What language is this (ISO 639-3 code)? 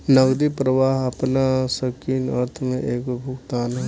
bho